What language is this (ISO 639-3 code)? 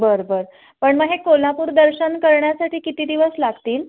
mar